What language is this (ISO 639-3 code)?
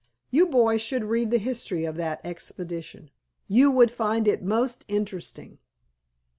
eng